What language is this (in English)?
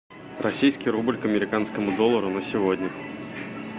Russian